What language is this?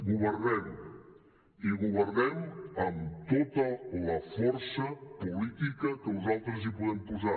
Catalan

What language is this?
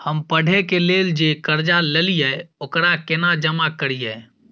Maithili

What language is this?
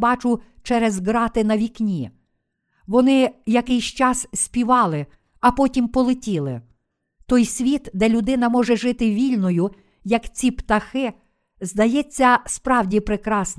Ukrainian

